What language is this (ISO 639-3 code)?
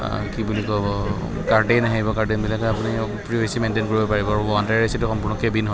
asm